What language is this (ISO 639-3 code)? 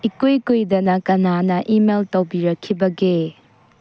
mni